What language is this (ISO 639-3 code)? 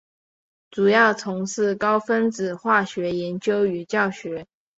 zho